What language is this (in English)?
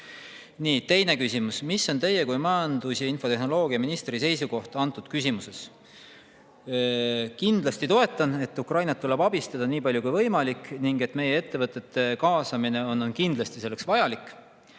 Estonian